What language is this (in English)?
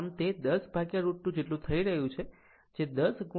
Gujarati